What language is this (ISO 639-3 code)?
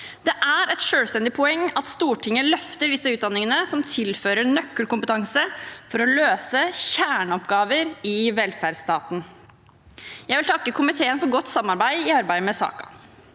nor